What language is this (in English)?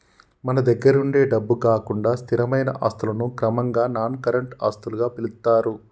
Telugu